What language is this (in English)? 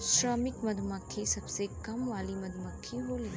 Bhojpuri